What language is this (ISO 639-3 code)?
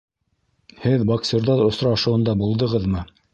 bak